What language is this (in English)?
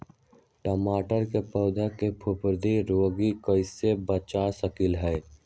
Magahi